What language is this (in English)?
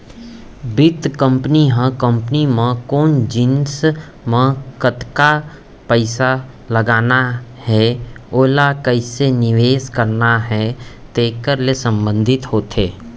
Chhattisgarhi